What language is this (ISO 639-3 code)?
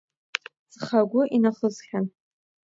abk